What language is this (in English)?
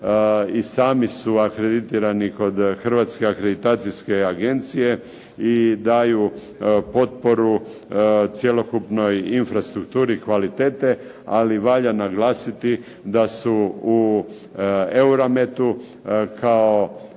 Croatian